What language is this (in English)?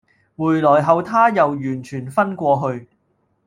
Cantonese